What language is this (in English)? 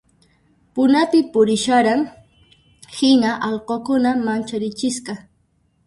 Puno Quechua